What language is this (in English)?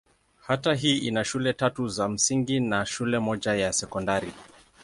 Swahili